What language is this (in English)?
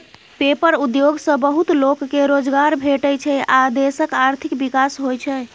Maithili